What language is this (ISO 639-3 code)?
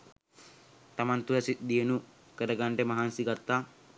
sin